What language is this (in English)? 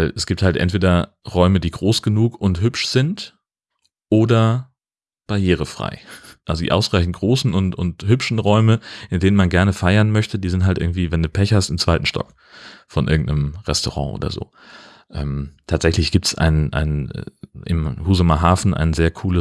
German